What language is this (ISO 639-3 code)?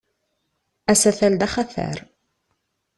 kab